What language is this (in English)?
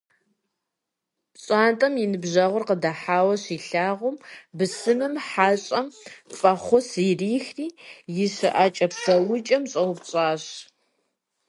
Kabardian